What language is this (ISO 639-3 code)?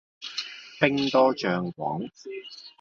yue